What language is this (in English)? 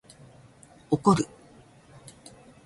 Japanese